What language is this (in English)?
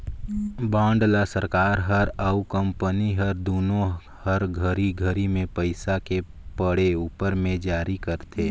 Chhattisgarhi